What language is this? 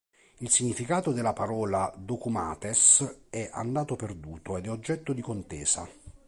Italian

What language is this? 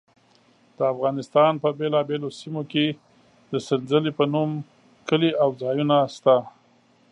Pashto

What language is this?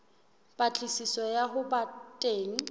Southern Sotho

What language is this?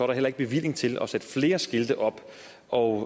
Danish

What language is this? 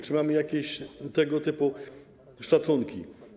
Polish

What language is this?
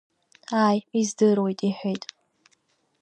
Abkhazian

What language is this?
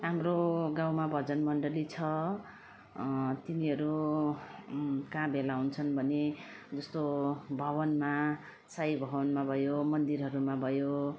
Nepali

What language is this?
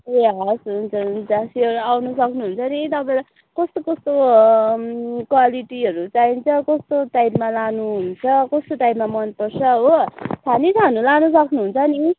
Nepali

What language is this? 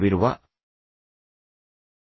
Kannada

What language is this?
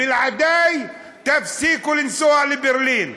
Hebrew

